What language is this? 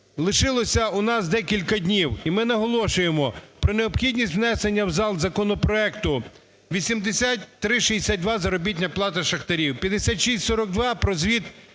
Ukrainian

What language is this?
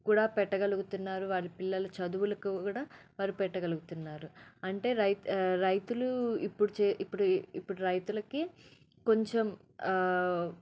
Telugu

